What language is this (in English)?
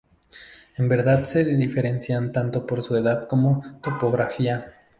Spanish